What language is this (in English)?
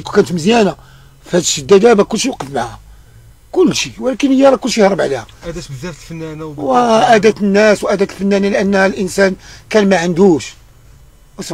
Arabic